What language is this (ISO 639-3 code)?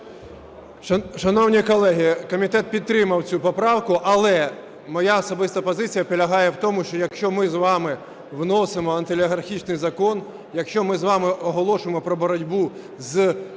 ukr